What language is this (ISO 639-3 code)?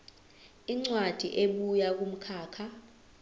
zul